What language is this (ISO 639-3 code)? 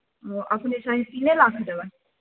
mai